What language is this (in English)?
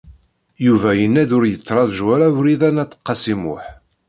Kabyle